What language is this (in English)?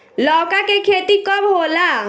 Bhojpuri